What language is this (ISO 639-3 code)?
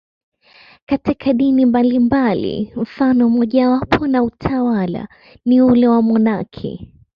swa